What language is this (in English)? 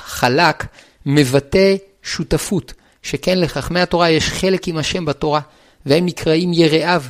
Hebrew